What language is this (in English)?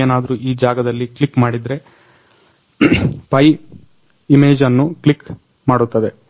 Kannada